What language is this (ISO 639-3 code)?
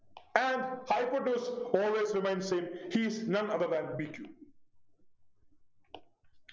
mal